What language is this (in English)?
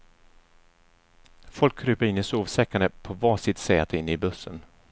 Swedish